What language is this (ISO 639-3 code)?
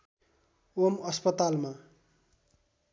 nep